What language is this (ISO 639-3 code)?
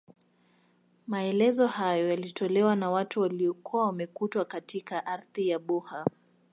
swa